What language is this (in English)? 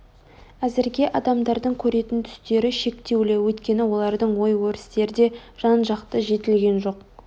Kazakh